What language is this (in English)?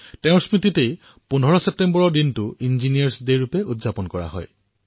Assamese